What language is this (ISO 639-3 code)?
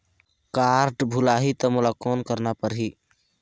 hne